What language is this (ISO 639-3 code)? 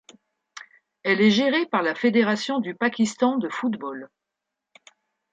fra